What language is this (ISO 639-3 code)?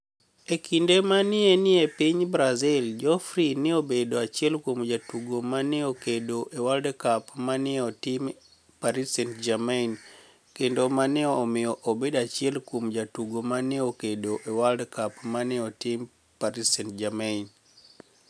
luo